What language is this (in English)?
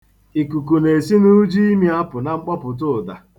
Igbo